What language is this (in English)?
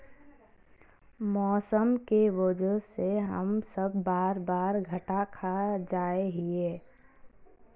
Magahi